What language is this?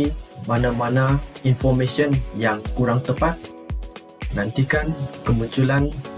Malay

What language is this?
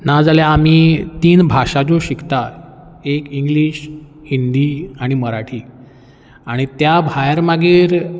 Konkani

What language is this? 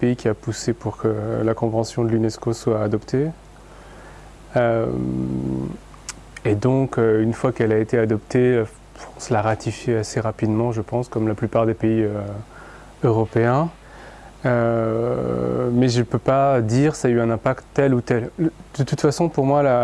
French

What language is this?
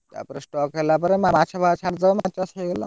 Odia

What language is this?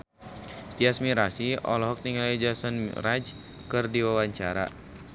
Sundanese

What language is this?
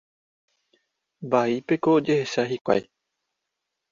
Guarani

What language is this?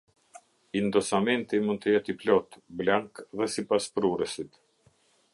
Albanian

